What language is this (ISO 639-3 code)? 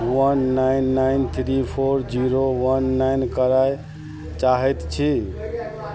mai